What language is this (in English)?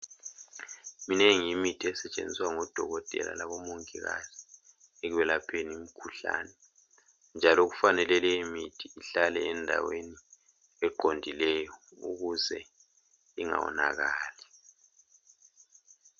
North Ndebele